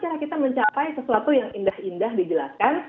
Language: Indonesian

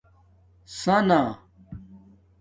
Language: Domaaki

